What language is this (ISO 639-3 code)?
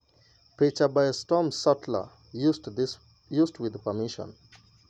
luo